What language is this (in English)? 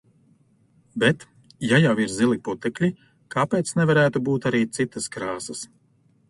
Latvian